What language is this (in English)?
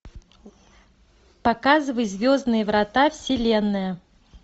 Russian